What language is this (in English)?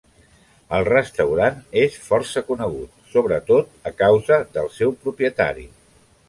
Catalan